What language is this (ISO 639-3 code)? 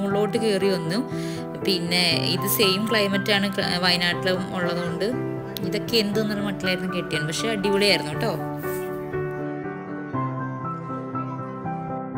mal